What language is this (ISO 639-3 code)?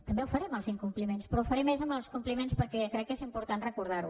cat